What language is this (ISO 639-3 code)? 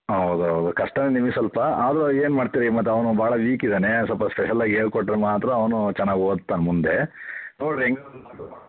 kan